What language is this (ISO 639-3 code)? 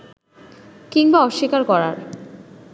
ben